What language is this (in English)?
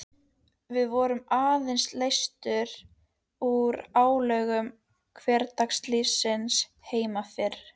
Icelandic